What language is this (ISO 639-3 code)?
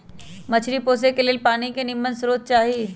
mag